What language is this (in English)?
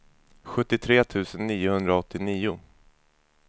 Swedish